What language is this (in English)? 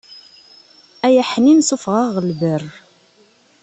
Kabyle